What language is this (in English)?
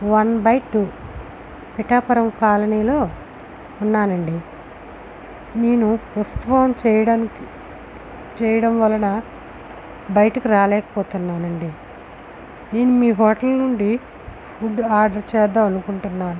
Telugu